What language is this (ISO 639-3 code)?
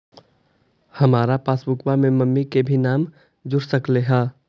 mag